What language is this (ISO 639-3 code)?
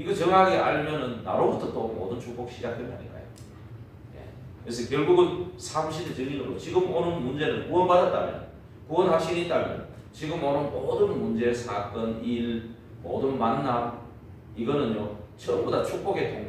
kor